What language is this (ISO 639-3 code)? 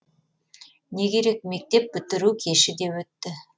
kaz